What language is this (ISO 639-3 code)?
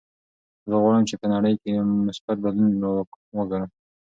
pus